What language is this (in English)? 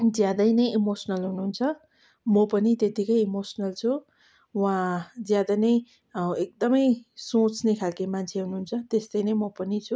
Nepali